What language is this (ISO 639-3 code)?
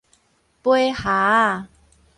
nan